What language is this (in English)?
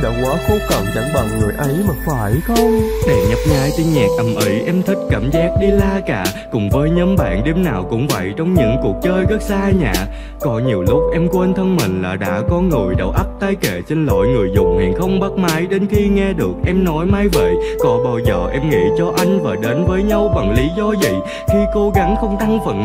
Vietnamese